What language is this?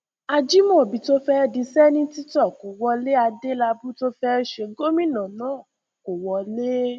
Yoruba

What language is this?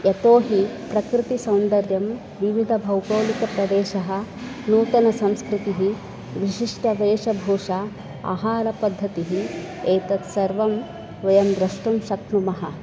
Sanskrit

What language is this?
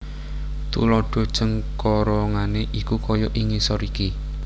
Javanese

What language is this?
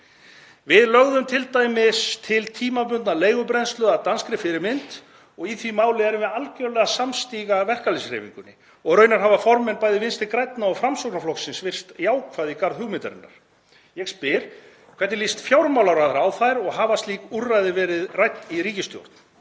Icelandic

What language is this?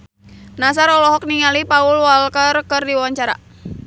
Sundanese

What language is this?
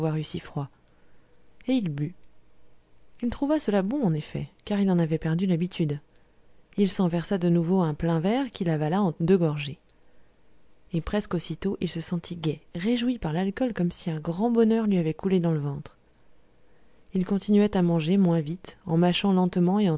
French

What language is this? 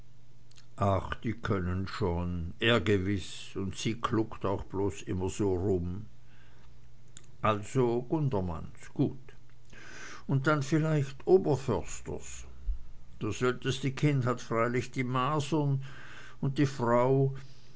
German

